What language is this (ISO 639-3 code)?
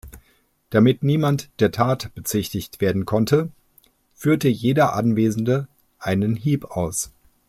deu